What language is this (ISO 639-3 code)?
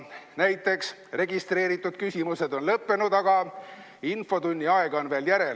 est